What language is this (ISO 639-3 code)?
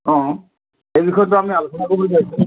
asm